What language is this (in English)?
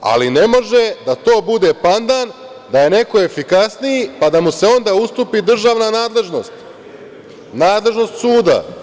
Serbian